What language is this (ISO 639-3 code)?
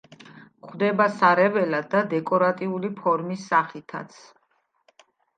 kat